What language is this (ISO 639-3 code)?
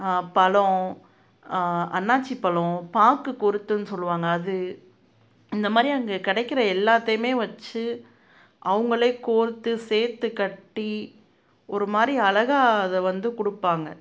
tam